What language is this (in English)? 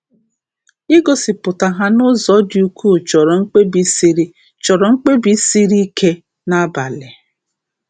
Igbo